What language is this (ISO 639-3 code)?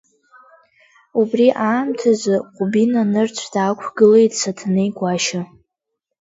abk